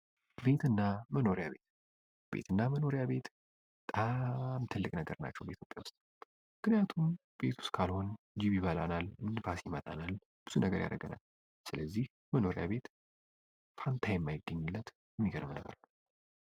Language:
Amharic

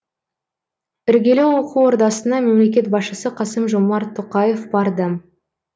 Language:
Kazakh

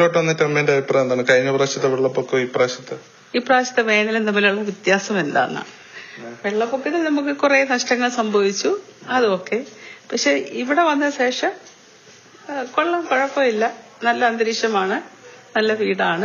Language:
Malayalam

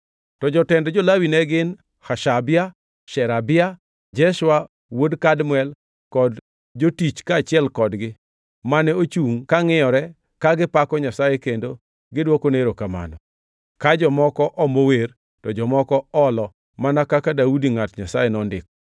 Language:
Luo (Kenya and Tanzania)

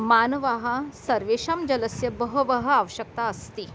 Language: Sanskrit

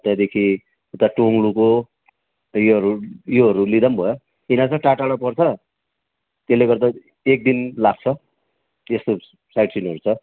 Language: Nepali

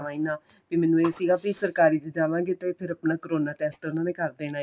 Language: Punjabi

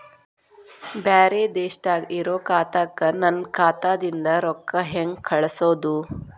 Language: Kannada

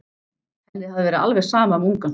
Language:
Icelandic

